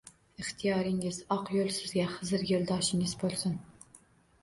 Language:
Uzbek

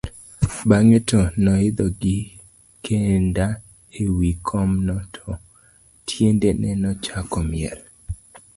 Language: Luo (Kenya and Tanzania)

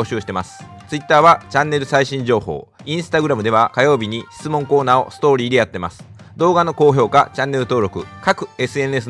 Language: Japanese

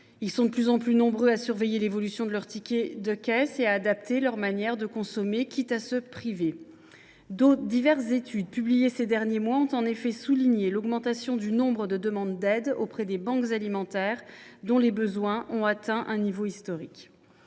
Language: French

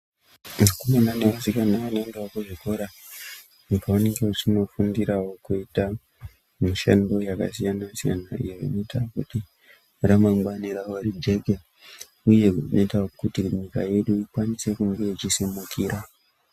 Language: Ndau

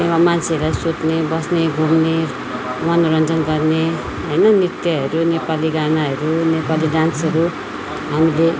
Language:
Nepali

